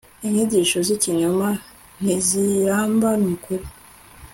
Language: Kinyarwanda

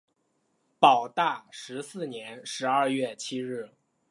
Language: Chinese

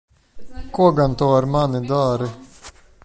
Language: Latvian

